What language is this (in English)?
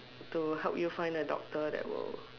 English